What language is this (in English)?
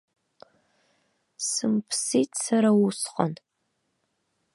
Abkhazian